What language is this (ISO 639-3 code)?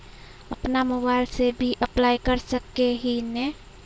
mag